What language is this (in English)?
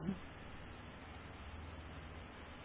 Bangla